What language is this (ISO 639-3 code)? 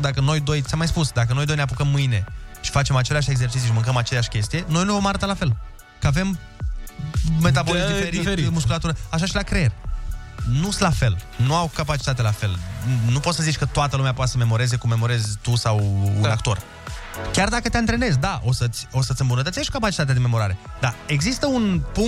ron